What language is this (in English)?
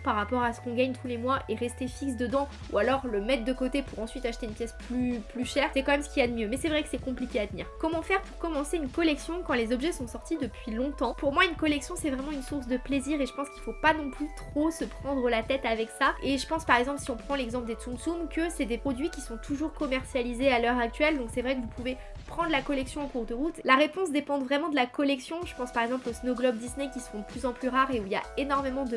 French